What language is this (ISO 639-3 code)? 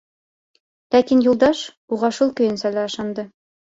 bak